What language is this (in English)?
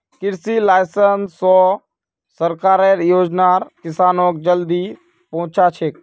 Magahi